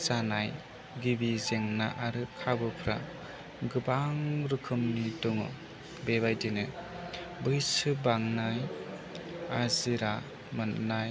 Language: Bodo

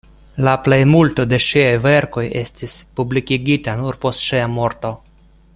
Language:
Esperanto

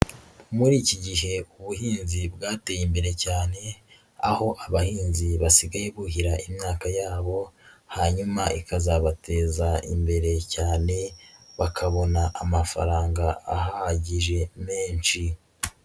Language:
Kinyarwanda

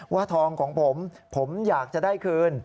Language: Thai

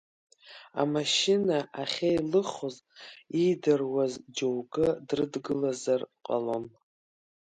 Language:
Abkhazian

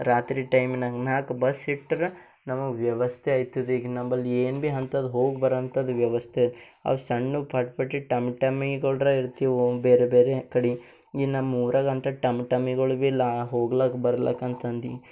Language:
Kannada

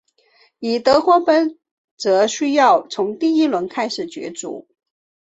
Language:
Chinese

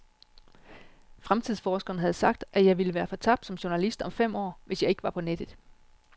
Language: Danish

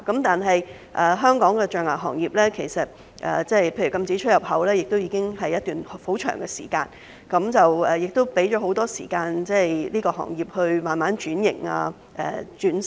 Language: Cantonese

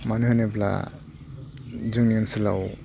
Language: Bodo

